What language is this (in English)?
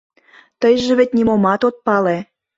Mari